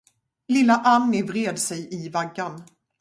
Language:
Swedish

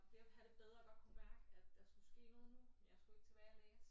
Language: Danish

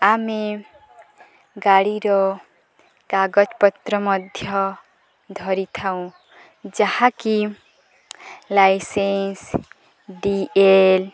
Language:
Odia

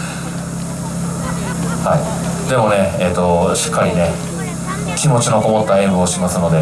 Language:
Japanese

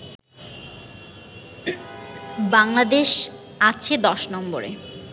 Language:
Bangla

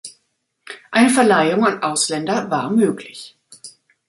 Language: German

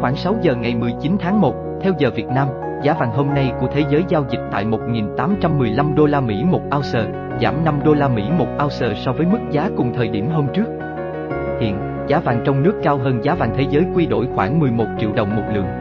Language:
Vietnamese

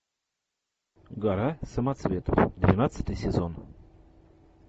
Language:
Russian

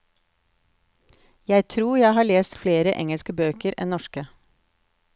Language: Norwegian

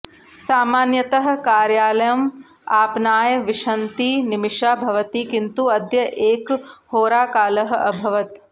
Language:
Sanskrit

